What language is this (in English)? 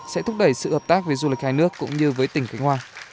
Vietnamese